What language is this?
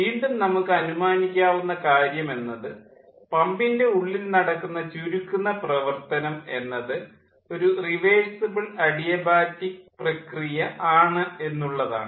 Malayalam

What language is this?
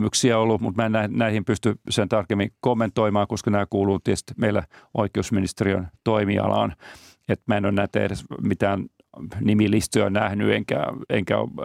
Finnish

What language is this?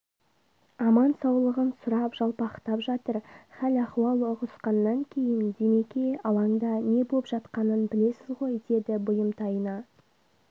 Kazakh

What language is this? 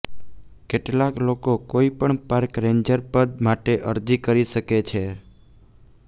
Gujarati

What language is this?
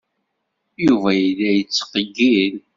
Kabyle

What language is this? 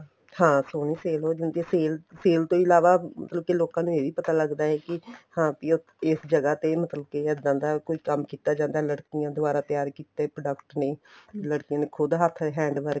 Punjabi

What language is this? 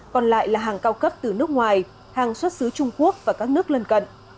Vietnamese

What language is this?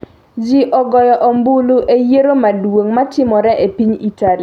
Luo (Kenya and Tanzania)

